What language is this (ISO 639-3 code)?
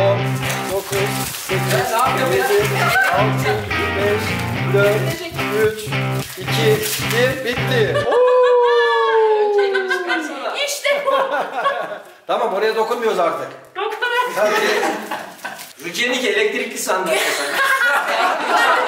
tur